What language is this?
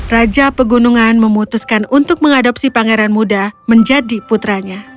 Indonesian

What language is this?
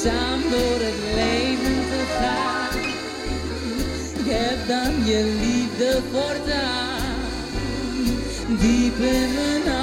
Dutch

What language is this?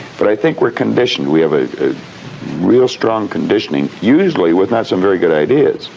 English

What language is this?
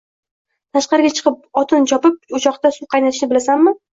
Uzbek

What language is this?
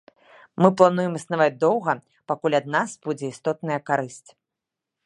Belarusian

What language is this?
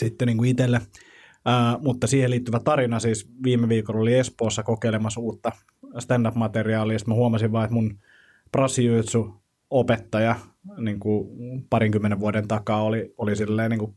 Finnish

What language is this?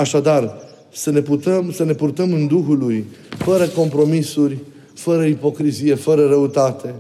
Romanian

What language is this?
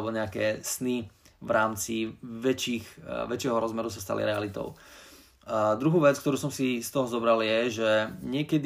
Slovak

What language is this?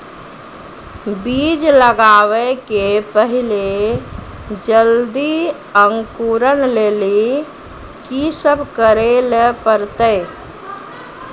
Maithili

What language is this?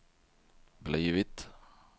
Swedish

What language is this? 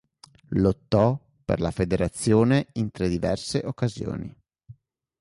Italian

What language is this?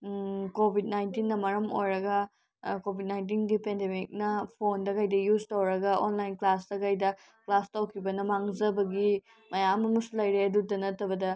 Manipuri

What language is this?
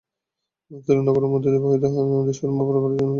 Bangla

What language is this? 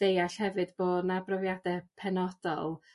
Welsh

